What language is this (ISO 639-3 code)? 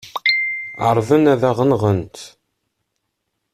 kab